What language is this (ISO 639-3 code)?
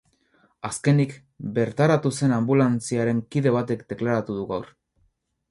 eus